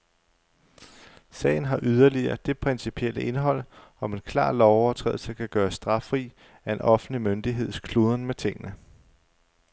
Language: Danish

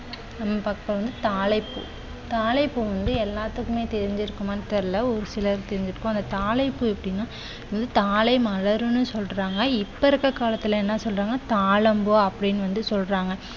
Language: Tamil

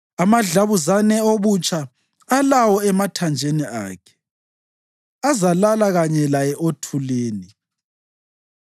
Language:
North Ndebele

